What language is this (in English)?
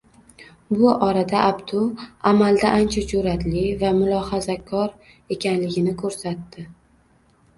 Uzbek